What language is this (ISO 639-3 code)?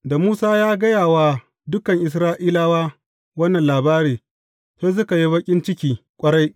hau